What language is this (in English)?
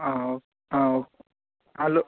Konkani